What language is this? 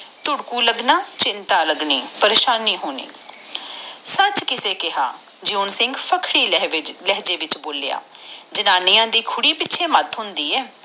Punjabi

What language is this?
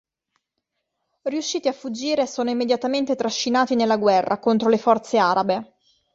Italian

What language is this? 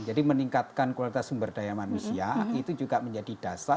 Indonesian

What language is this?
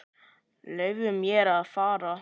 Icelandic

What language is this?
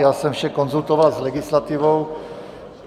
Czech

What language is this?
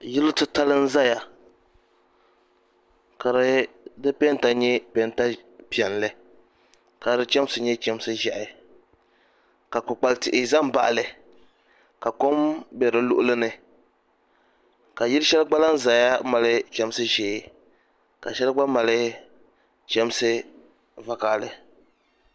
Dagbani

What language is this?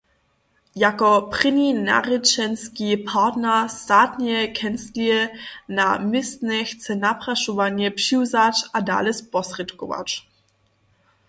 Upper Sorbian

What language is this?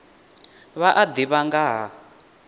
Venda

